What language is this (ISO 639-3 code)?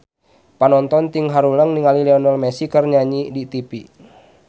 sun